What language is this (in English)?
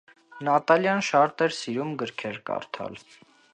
Armenian